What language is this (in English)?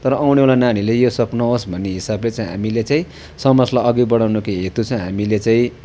Nepali